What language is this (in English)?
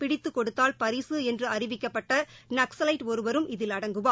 Tamil